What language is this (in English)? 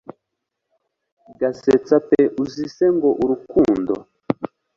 Kinyarwanda